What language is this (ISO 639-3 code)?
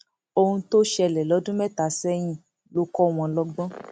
yor